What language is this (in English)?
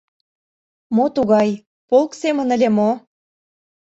Mari